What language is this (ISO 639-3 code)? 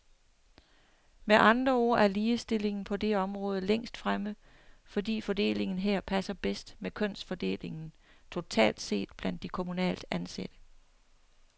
dan